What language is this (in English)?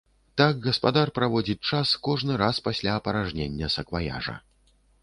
Belarusian